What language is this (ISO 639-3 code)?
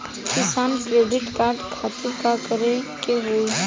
bho